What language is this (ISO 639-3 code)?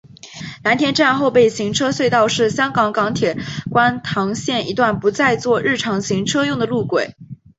zho